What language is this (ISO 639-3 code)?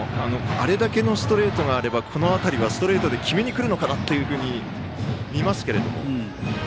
jpn